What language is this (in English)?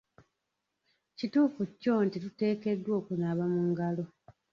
Ganda